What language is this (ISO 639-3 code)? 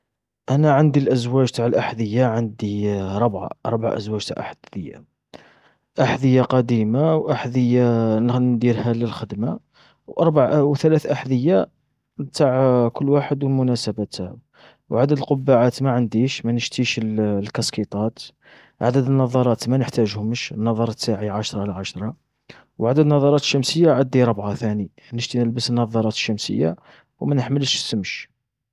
arq